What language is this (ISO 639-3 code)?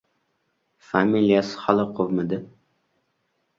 uzb